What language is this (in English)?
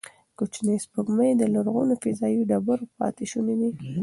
Pashto